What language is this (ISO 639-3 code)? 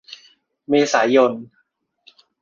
tha